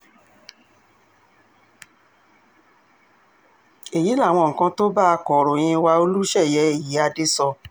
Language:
Yoruba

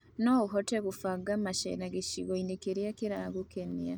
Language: Kikuyu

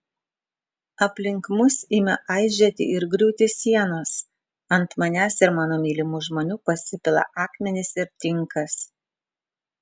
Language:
Lithuanian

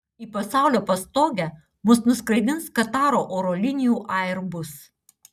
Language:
Lithuanian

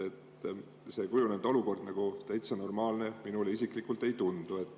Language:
Estonian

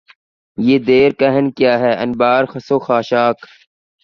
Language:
Urdu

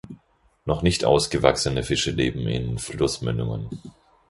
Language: German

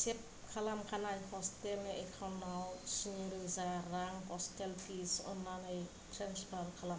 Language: Bodo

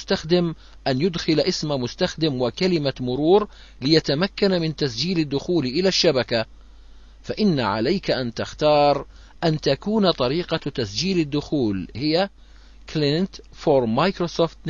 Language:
Arabic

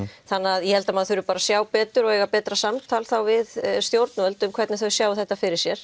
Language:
Icelandic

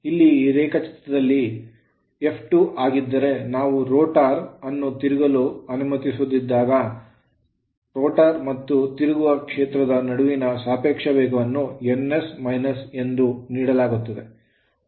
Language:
Kannada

